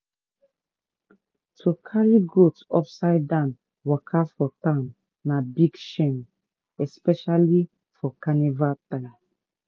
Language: Nigerian Pidgin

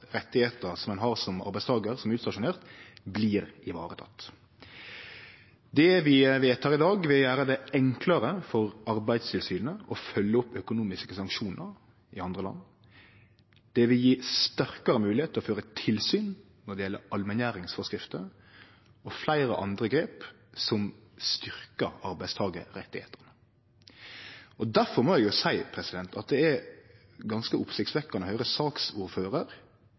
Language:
Norwegian Nynorsk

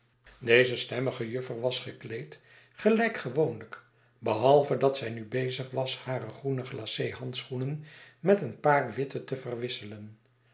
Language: Dutch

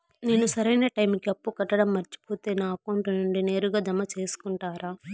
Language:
Telugu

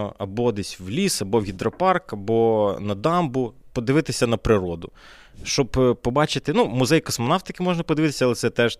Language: Ukrainian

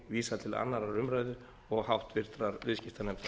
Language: Icelandic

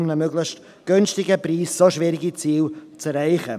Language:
Swiss German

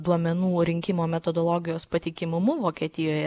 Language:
Lithuanian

